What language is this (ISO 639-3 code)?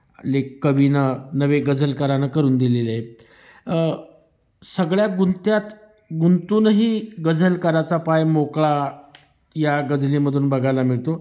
mar